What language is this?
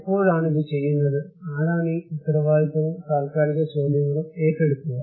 Malayalam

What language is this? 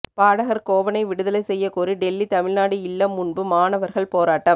Tamil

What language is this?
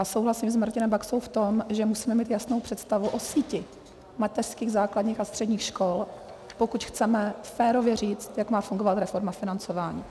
Czech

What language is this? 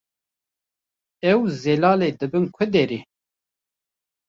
Kurdish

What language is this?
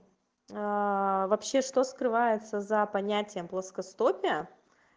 Russian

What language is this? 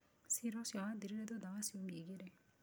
Kikuyu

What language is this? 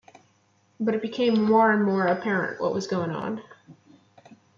English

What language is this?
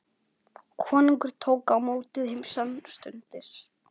Icelandic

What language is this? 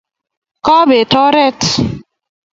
Kalenjin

